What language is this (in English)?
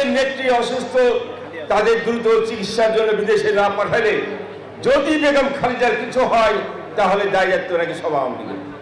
Korean